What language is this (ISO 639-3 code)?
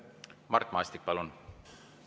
est